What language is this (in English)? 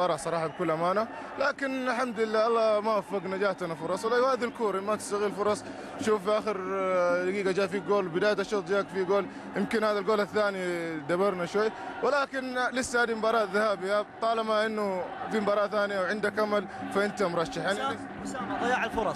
Arabic